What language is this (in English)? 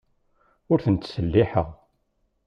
Kabyle